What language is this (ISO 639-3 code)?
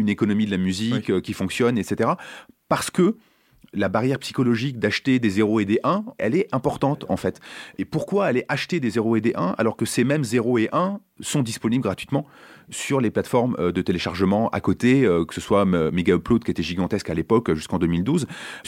fra